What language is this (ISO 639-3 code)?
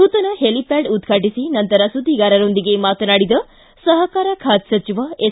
kan